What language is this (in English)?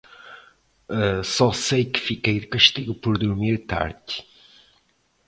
Portuguese